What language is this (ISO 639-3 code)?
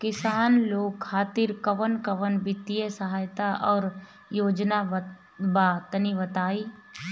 bho